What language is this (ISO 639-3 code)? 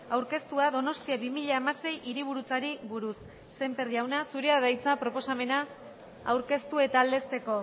eus